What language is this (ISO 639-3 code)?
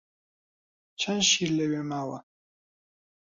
ckb